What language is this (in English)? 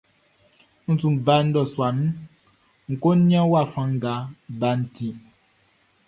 Baoulé